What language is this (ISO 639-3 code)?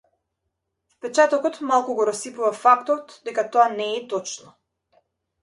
mkd